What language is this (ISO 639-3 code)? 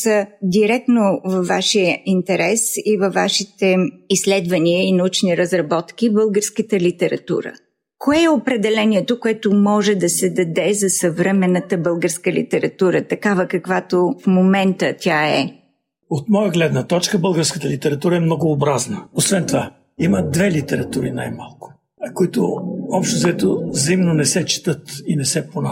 bul